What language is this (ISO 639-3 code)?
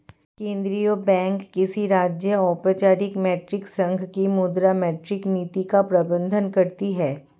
hin